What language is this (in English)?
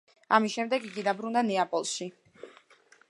Georgian